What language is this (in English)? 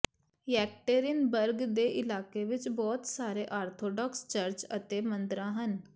Punjabi